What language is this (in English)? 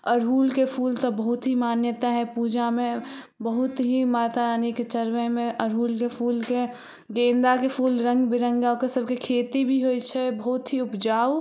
Maithili